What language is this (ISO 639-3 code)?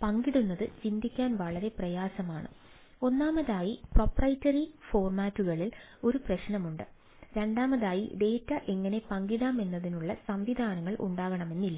mal